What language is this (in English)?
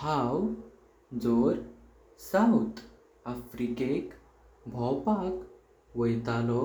Konkani